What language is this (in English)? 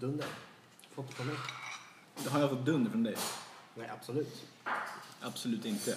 Swedish